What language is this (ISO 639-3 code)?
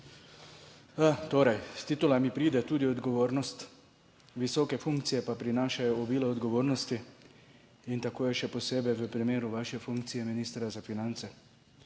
slv